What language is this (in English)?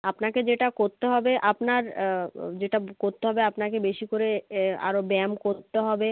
Bangla